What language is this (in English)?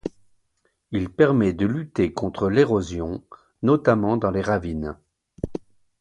French